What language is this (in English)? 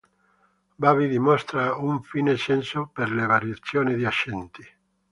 Italian